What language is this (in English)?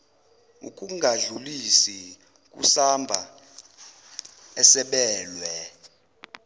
Zulu